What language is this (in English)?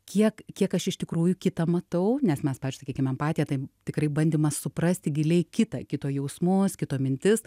Lithuanian